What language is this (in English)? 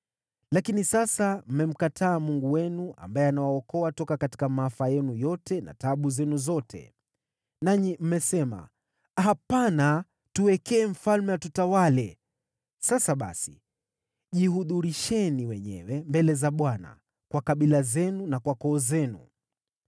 Swahili